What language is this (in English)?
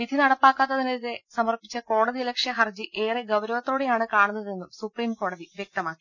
Malayalam